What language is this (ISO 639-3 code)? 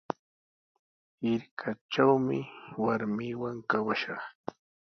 qws